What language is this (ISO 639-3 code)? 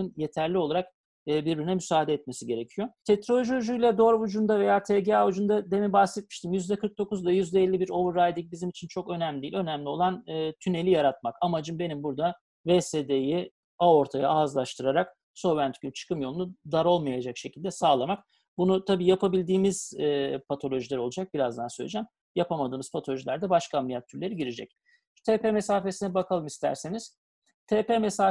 tur